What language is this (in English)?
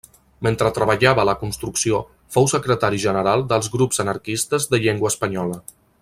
Catalan